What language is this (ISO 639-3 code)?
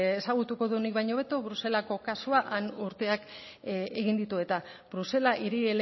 eus